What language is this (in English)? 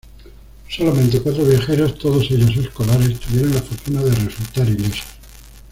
Spanish